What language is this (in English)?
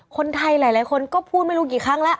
Thai